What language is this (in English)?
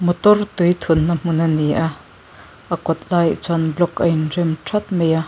Mizo